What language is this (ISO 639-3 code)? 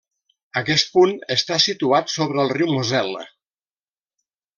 cat